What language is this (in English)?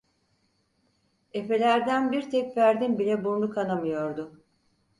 Turkish